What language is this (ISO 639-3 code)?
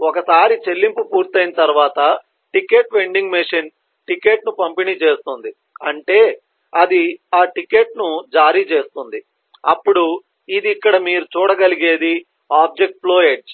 tel